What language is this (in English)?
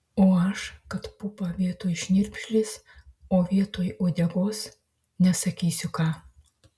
Lithuanian